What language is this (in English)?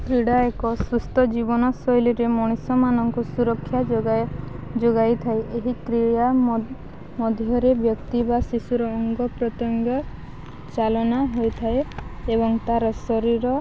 Odia